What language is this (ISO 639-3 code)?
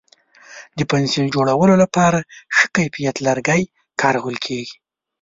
pus